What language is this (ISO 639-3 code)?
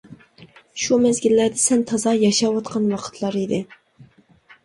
uig